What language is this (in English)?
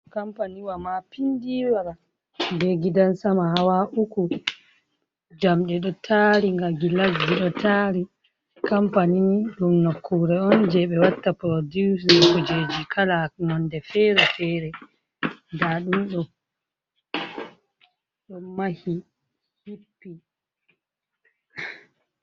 Fula